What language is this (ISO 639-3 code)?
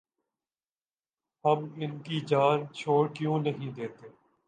urd